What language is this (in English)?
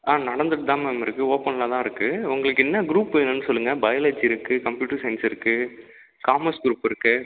Tamil